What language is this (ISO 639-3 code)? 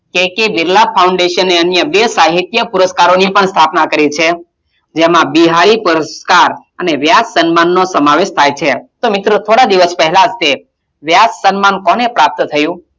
guj